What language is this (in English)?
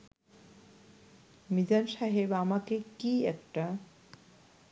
Bangla